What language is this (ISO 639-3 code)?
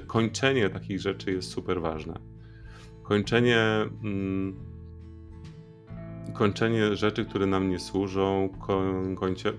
pol